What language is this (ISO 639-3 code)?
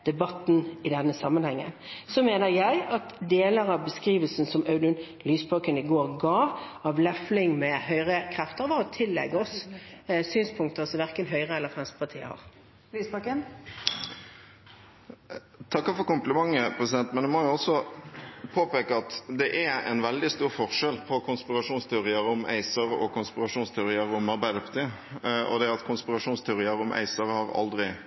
nor